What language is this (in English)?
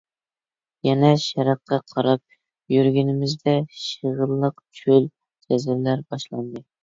Uyghur